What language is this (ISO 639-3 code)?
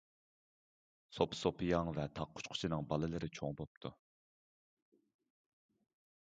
uig